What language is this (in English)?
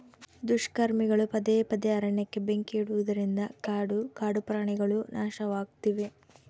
Kannada